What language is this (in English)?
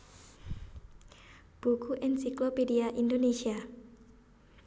Javanese